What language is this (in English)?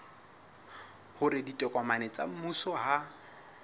Southern Sotho